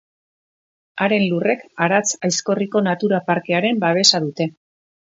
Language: Basque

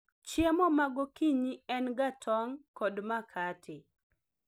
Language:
Luo (Kenya and Tanzania)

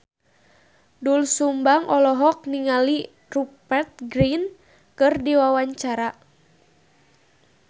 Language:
Sundanese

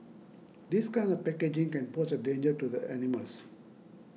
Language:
English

